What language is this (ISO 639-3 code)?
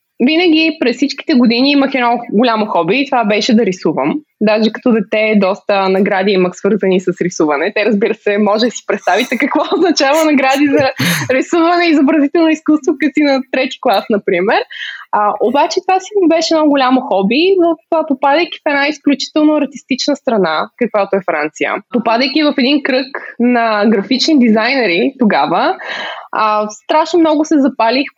bul